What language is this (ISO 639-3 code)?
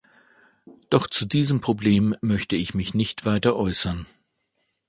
deu